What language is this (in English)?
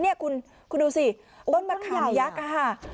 Thai